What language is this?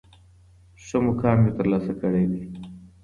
Pashto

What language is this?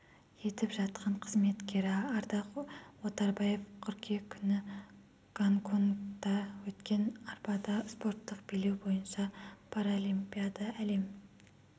Kazakh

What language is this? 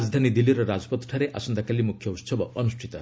Odia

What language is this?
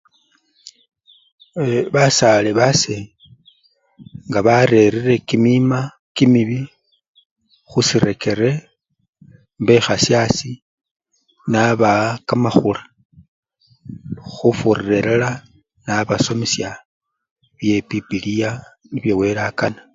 Luyia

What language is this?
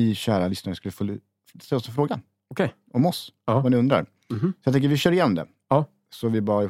Swedish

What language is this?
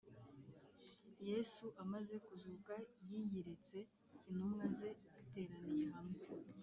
Kinyarwanda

